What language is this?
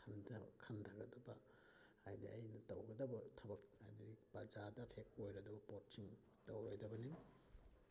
Manipuri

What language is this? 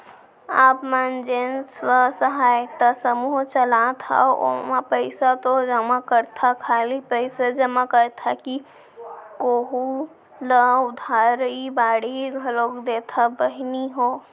Chhattisgarhi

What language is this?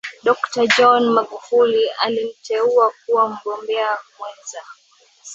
Swahili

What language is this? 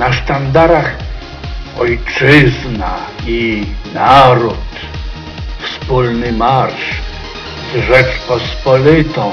Polish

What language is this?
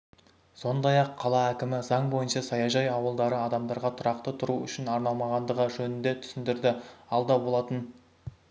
Kazakh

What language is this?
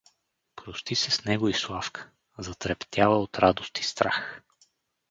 Bulgarian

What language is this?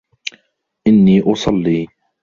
Arabic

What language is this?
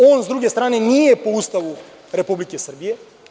Serbian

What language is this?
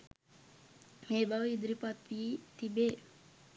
Sinhala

